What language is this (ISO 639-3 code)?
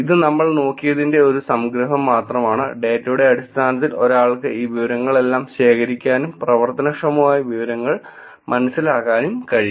mal